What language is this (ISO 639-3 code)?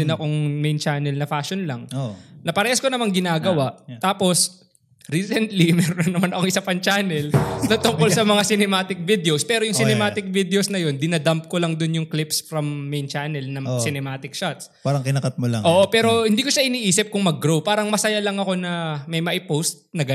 fil